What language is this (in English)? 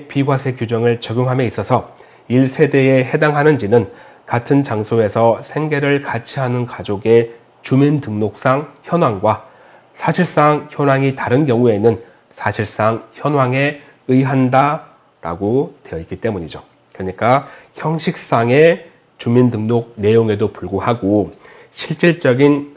Korean